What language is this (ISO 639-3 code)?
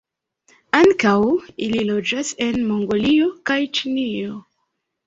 epo